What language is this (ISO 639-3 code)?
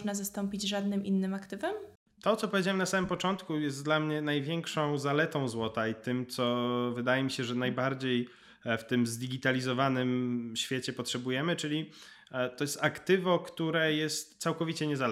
pol